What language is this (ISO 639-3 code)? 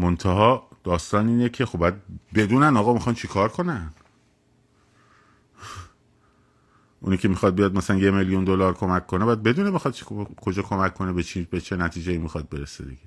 fas